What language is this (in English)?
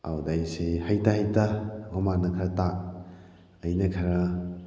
Manipuri